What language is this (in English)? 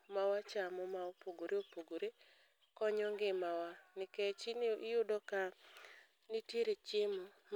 Luo (Kenya and Tanzania)